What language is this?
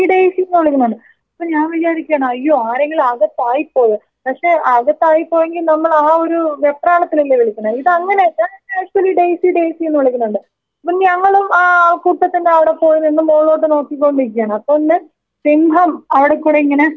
Malayalam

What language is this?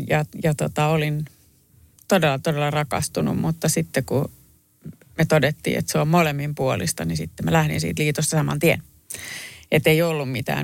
Finnish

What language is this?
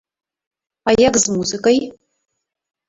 Belarusian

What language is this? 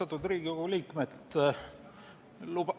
Estonian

